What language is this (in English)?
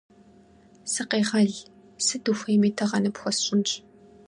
Kabardian